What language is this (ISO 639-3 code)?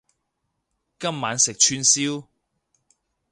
yue